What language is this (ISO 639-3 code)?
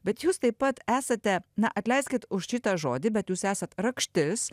lit